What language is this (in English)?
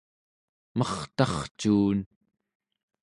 Central Yupik